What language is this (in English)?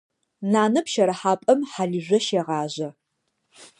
Adyghe